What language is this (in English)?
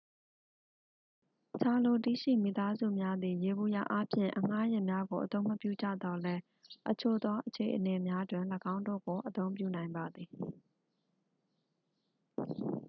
Burmese